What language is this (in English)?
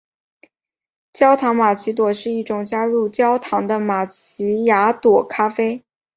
Chinese